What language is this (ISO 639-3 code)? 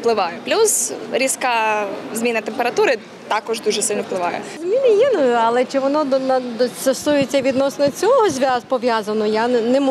ukr